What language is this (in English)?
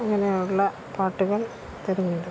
Malayalam